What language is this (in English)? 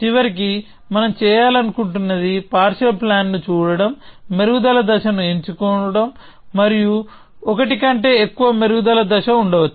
Telugu